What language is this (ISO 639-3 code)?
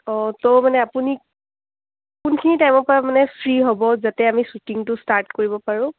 asm